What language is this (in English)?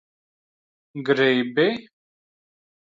Latvian